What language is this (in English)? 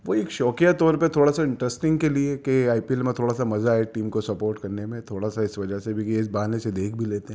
Urdu